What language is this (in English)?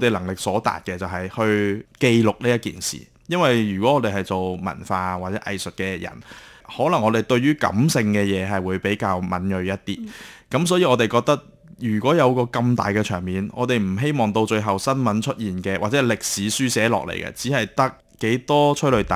Chinese